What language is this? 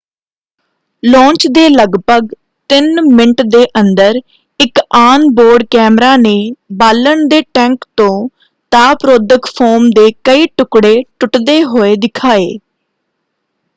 Punjabi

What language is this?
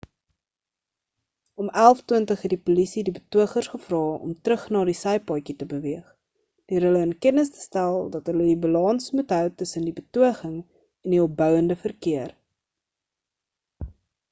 Afrikaans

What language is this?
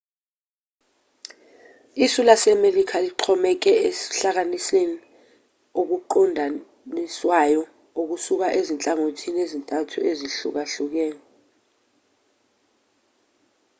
Zulu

